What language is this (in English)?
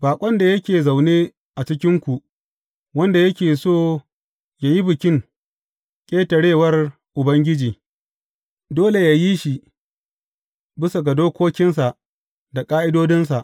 Hausa